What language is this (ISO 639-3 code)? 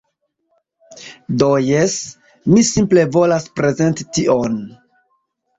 epo